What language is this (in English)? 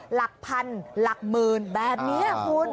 Thai